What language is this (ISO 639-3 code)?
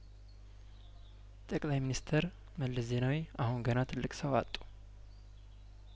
amh